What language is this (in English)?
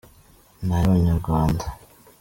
Kinyarwanda